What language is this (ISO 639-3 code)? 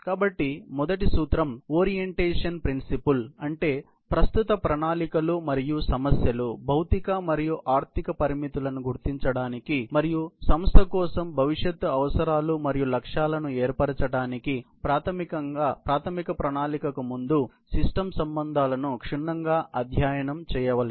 tel